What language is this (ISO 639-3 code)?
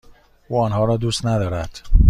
fas